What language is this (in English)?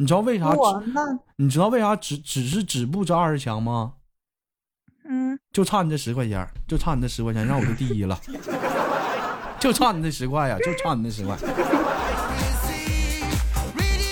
Chinese